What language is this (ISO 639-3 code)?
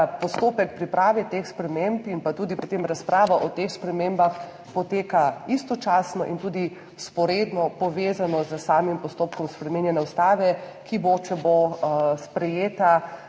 slv